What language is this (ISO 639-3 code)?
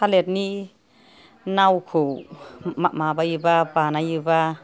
brx